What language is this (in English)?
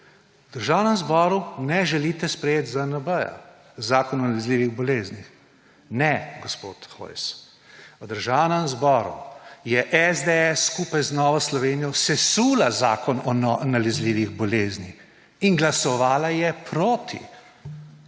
Slovenian